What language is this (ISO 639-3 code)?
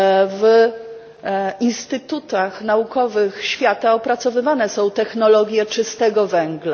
pol